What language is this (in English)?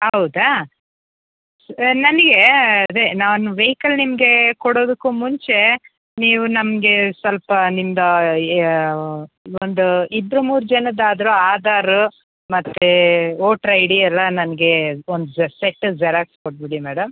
Kannada